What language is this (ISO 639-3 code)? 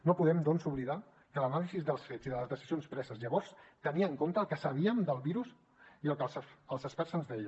cat